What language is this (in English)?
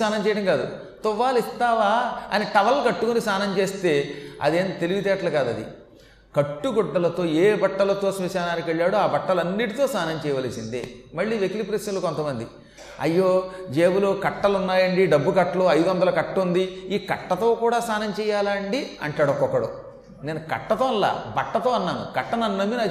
Telugu